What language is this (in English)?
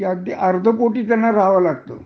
Marathi